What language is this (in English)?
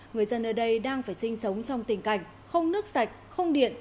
Vietnamese